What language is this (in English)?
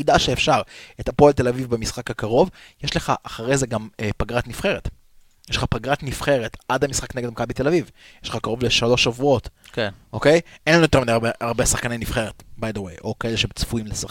Hebrew